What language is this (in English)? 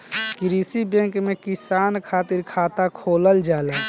Bhojpuri